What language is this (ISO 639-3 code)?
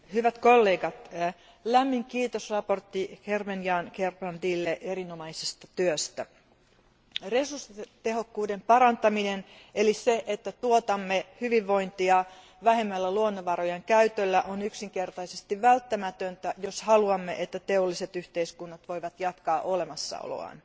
fin